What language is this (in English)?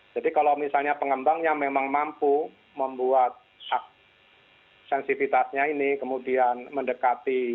Indonesian